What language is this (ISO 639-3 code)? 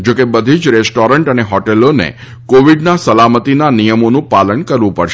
guj